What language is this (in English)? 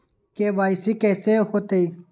Magahi